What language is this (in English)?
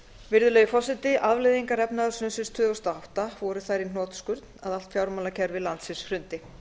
Icelandic